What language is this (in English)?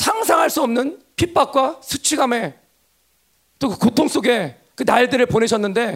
Korean